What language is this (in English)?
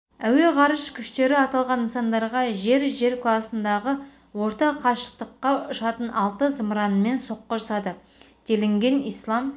Kazakh